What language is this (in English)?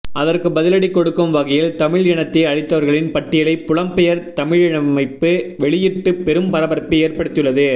Tamil